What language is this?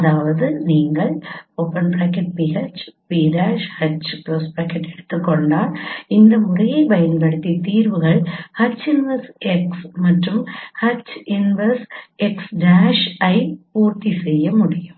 Tamil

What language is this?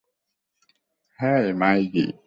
Bangla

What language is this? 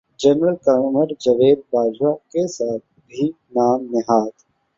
Urdu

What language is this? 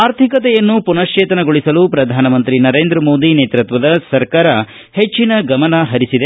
Kannada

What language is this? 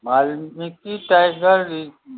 Maithili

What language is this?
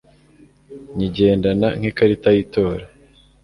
Kinyarwanda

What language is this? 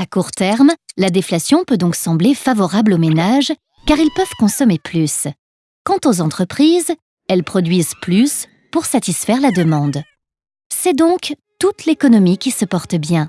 French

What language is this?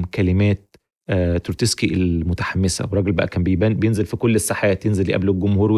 Arabic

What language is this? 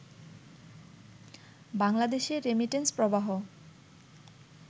Bangla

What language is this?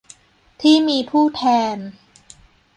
Thai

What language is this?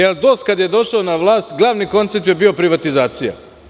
Serbian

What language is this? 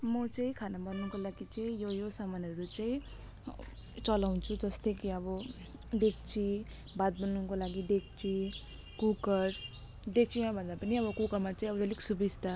Nepali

